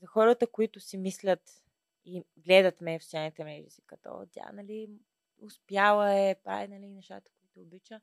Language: Bulgarian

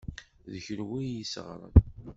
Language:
Kabyle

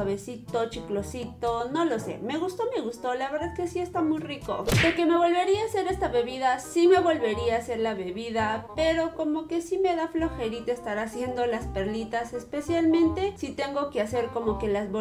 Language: Spanish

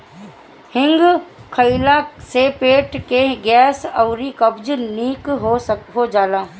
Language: Bhojpuri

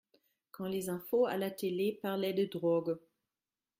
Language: French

